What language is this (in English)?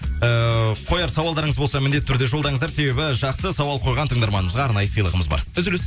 Kazakh